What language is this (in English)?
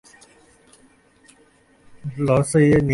Bangla